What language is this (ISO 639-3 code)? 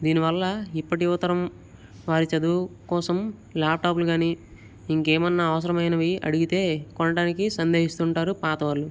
tel